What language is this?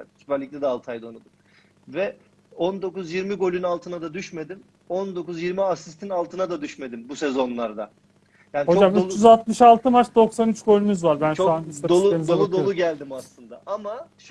Turkish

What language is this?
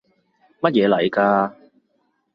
Cantonese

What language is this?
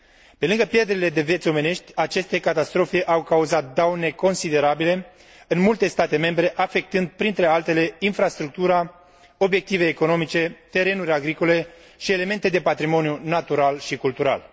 Romanian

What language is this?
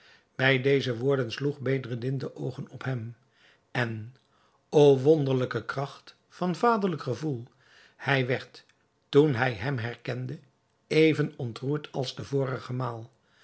Dutch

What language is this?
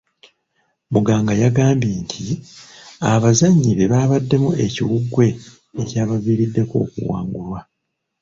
Ganda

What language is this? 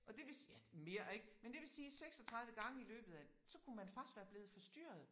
Danish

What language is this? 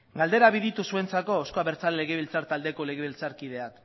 Basque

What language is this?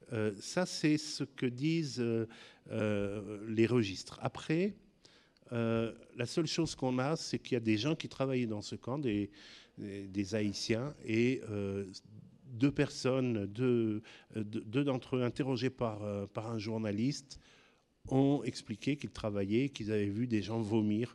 French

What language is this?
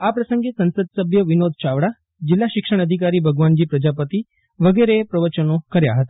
Gujarati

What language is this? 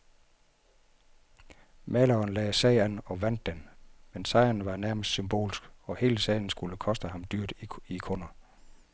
Danish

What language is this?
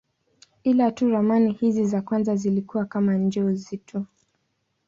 Swahili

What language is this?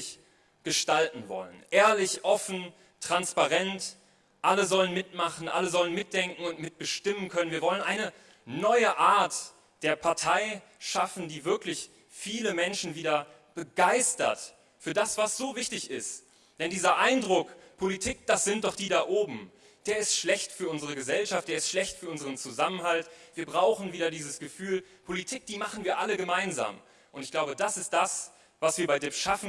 German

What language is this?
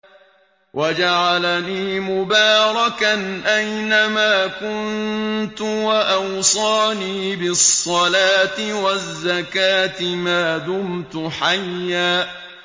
Arabic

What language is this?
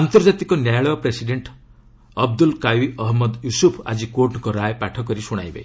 Odia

